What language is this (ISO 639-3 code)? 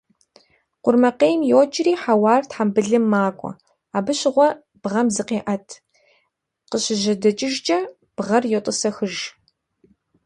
kbd